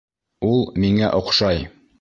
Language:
Bashkir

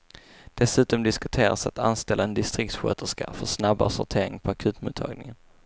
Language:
Swedish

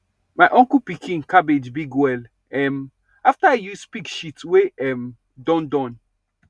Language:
Nigerian Pidgin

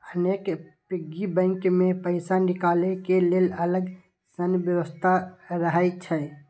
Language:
Maithili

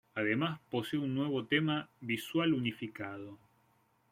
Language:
Spanish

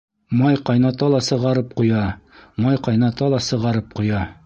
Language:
Bashkir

